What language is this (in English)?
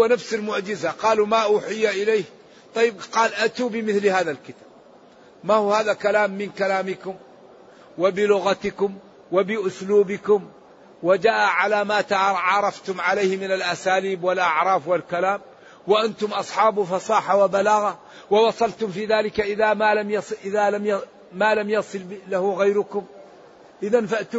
Arabic